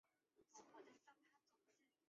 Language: Chinese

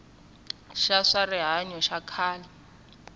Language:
Tsonga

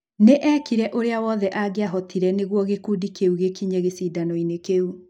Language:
Kikuyu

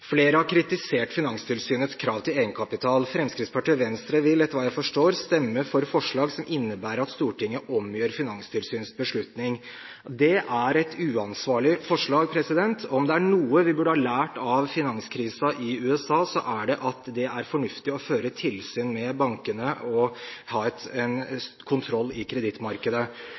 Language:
Norwegian Bokmål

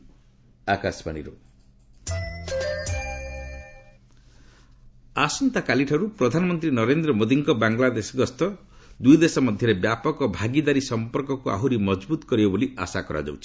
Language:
Odia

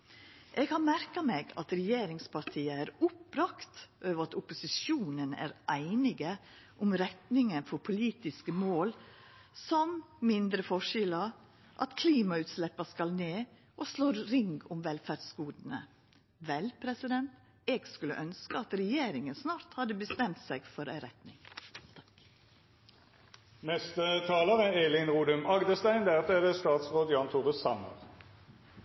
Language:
Norwegian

